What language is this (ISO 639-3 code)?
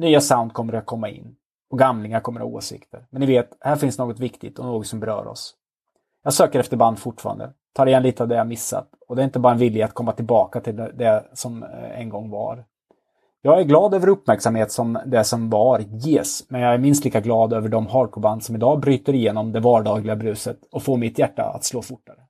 swe